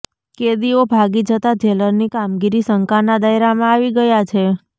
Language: Gujarati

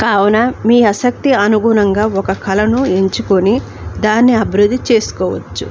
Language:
Telugu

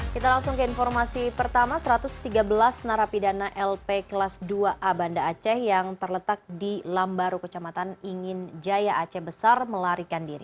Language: Indonesian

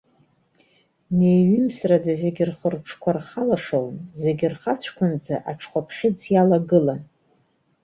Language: Abkhazian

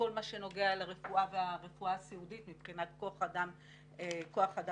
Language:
Hebrew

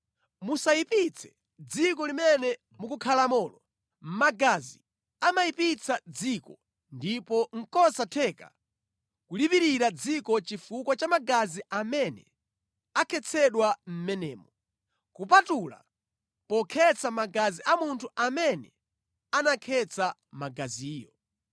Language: Nyanja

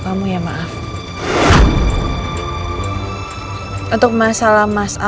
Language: Indonesian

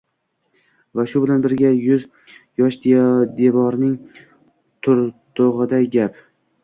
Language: Uzbek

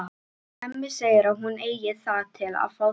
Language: Icelandic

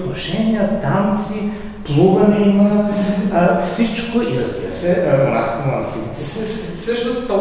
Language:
Bulgarian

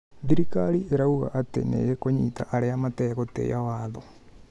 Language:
Kikuyu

